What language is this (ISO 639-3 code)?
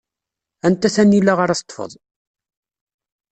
kab